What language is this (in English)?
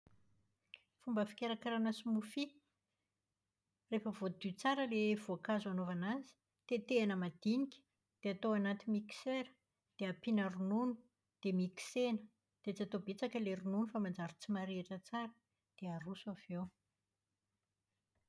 Malagasy